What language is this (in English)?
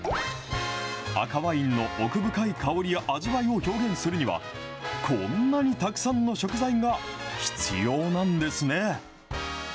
Japanese